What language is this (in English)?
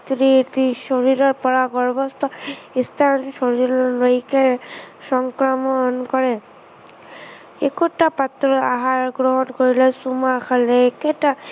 Assamese